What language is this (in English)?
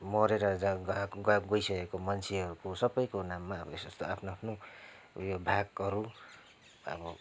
Nepali